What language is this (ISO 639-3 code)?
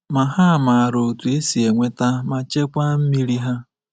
ibo